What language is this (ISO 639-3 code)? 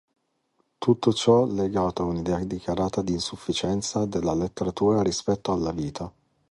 ita